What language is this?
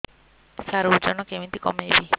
Odia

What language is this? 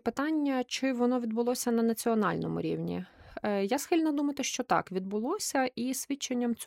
Ukrainian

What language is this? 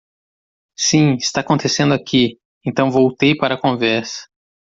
Portuguese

